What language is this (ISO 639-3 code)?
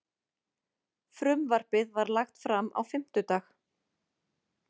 isl